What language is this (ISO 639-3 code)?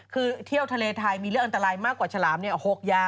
tha